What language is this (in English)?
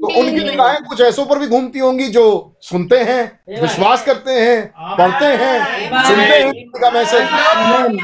Hindi